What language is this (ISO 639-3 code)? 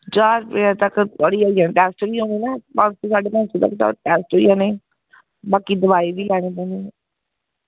doi